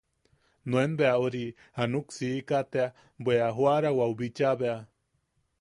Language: Yaqui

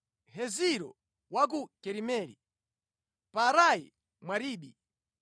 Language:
Nyanja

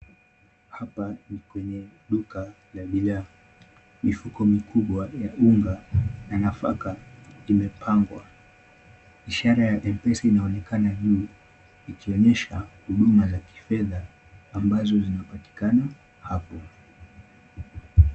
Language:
Swahili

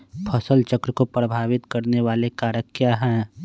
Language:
Magahi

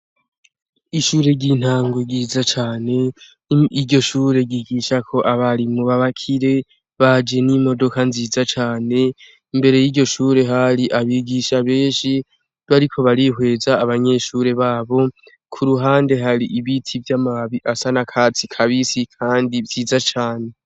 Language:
Rundi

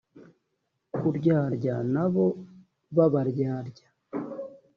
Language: Kinyarwanda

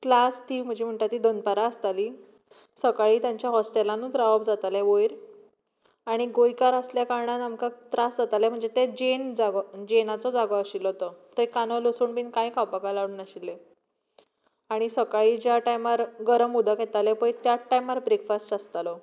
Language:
Konkani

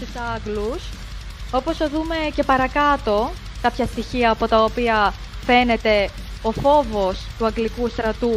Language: Greek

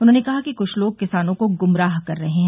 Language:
Hindi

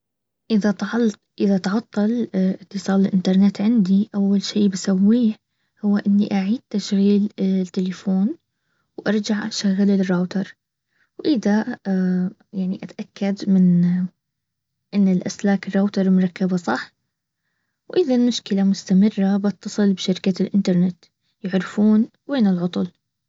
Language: Baharna Arabic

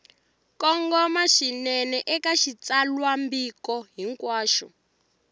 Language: Tsonga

